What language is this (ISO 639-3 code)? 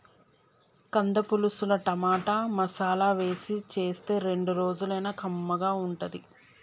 tel